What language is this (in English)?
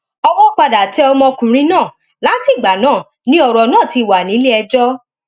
Yoruba